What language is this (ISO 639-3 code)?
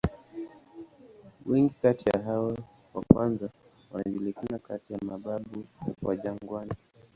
swa